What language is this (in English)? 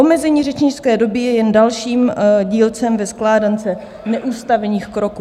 Czech